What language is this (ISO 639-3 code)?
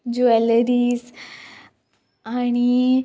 kok